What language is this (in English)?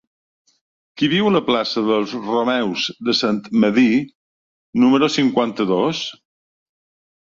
Catalan